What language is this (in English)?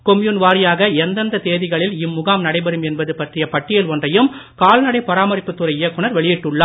Tamil